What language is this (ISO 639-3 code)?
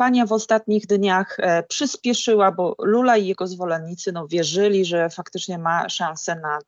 pol